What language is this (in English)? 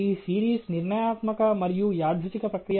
Telugu